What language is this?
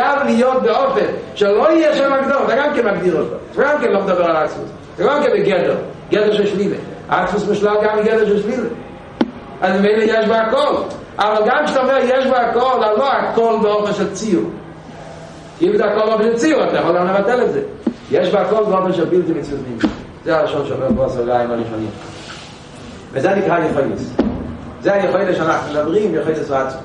Hebrew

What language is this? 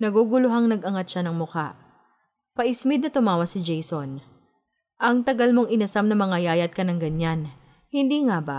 Filipino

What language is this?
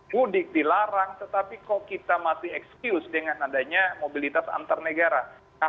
Indonesian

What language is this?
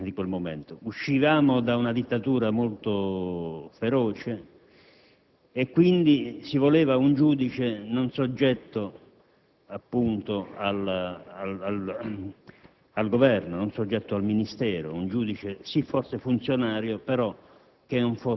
Italian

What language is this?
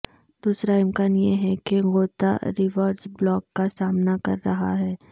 Urdu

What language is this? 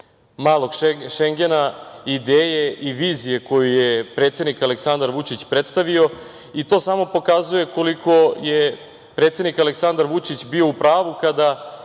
Serbian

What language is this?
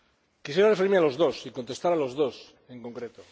Spanish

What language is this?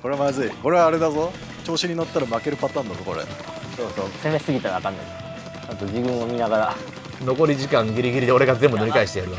Japanese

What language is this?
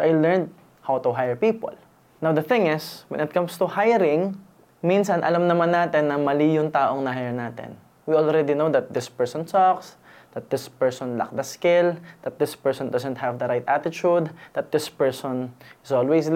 Filipino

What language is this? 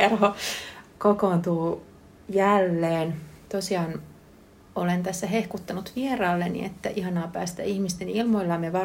Finnish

